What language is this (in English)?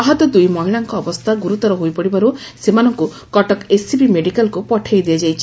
Odia